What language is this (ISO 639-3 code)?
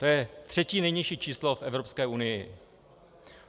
ces